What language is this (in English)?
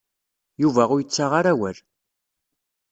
Kabyle